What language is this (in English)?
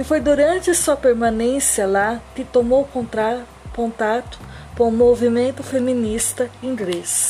Portuguese